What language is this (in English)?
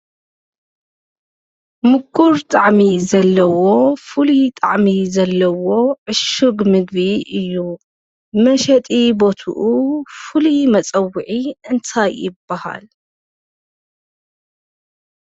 Tigrinya